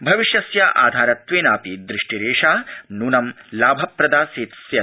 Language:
Sanskrit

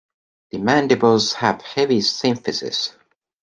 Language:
English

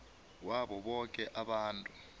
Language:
South Ndebele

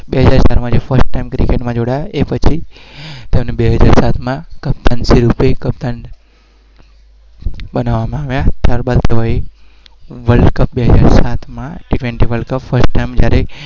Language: Gujarati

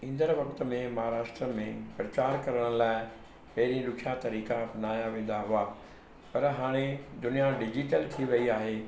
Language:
Sindhi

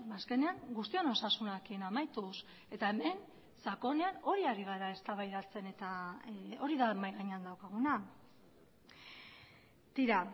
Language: Basque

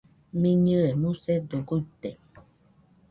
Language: Nüpode Huitoto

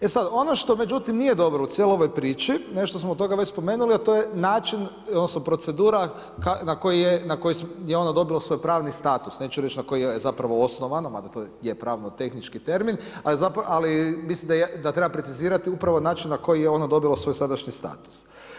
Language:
Croatian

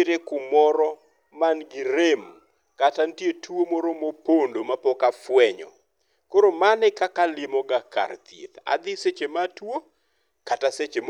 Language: Luo (Kenya and Tanzania)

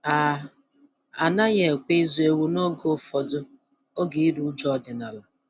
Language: Igbo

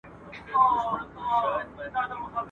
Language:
Pashto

